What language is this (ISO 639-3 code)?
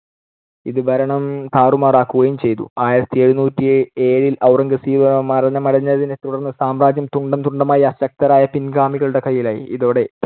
mal